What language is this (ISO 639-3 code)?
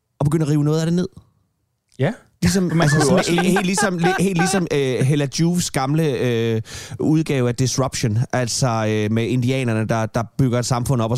dan